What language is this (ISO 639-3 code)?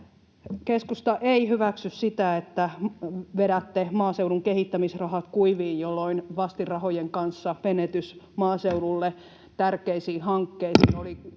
fin